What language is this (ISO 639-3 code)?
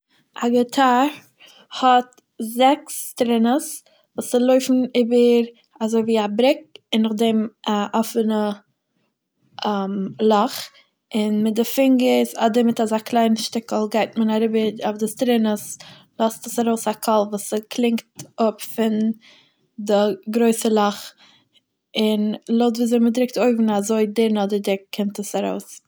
yid